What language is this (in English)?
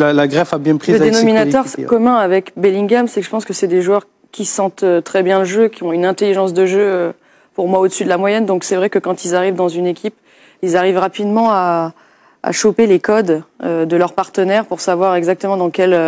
French